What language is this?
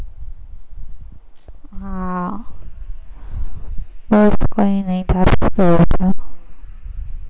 Gujarati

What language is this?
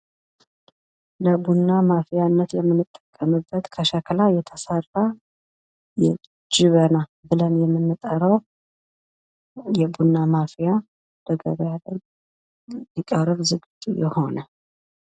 Amharic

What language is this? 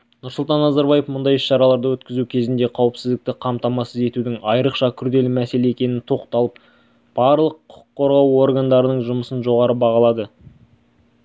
Kazakh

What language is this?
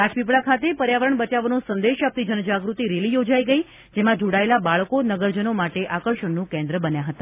Gujarati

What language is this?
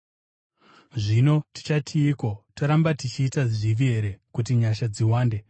Shona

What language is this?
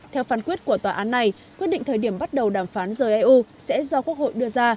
Vietnamese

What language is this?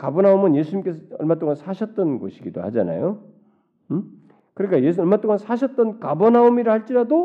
Korean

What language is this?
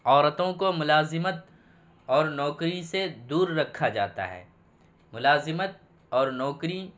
Urdu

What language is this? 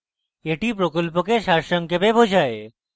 Bangla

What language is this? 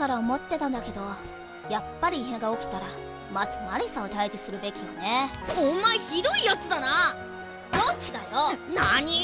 Japanese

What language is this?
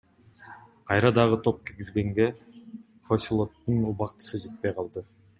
Kyrgyz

